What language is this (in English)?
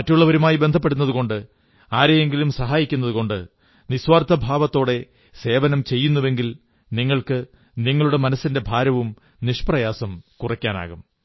Malayalam